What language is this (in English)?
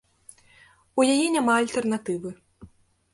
Belarusian